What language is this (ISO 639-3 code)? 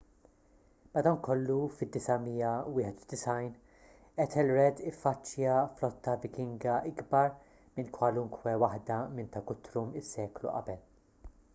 mlt